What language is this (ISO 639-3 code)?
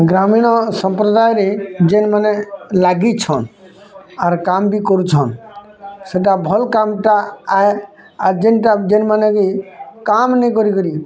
ori